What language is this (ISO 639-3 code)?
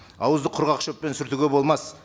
kaz